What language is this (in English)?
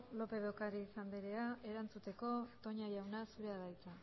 Basque